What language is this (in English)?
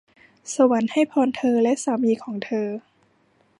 Thai